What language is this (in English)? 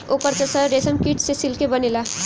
Bhojpuri